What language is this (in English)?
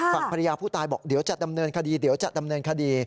Thai